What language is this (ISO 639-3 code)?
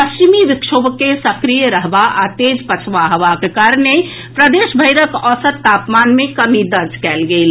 mai